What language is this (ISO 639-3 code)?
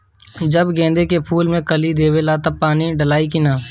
bho